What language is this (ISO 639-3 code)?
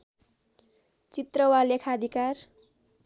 nep